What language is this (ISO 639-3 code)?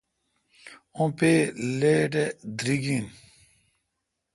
xka